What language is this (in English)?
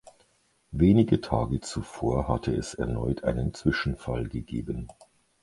German